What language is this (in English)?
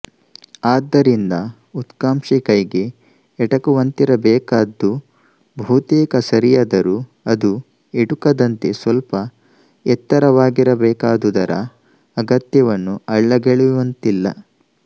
Kannada